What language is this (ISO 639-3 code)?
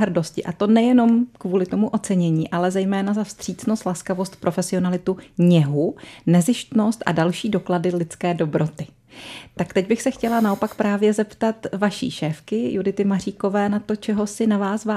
ces